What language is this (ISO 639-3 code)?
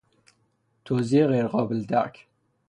fas